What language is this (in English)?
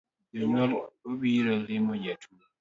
Luo (Kenya and Tanzania)